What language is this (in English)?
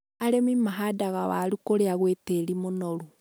Kikuyu